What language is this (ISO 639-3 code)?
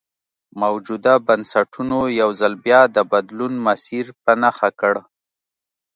pus